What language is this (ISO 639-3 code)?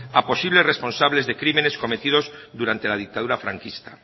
spa